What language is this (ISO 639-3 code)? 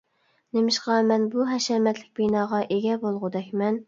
uig